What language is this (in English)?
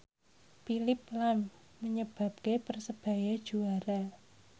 Javanese